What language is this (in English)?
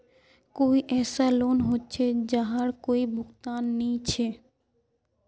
Magahi